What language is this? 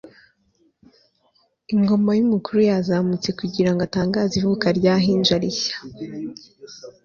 Kinyarwanda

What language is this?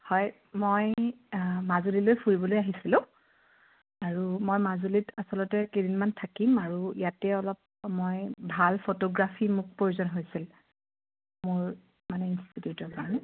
Assamese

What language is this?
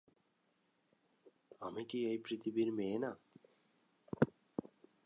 Bangla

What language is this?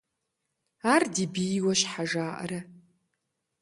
Kabardian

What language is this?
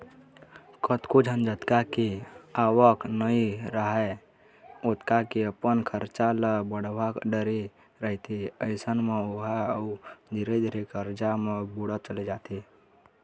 Chhattisgarhi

